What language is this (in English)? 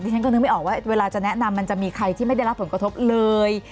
Thai